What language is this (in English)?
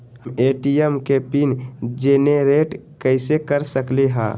Magahi